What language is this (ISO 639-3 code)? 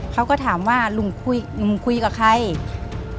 tha